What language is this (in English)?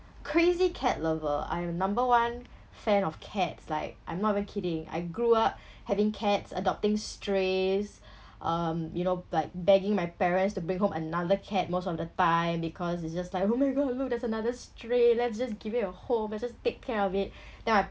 English